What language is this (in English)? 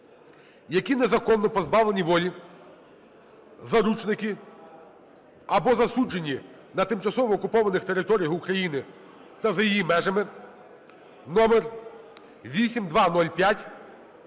Ukrainian